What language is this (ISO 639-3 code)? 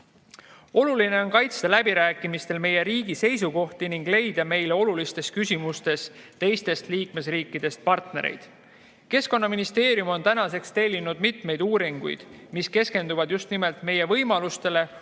est